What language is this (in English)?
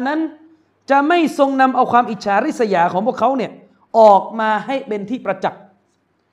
Thai